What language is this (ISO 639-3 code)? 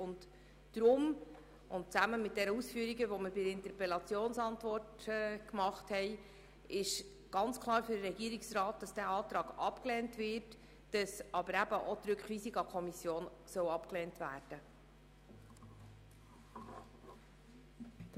gsw